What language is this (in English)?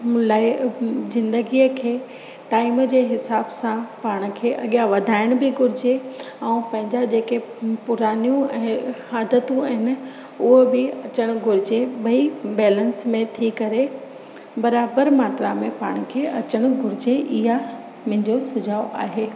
Sindhi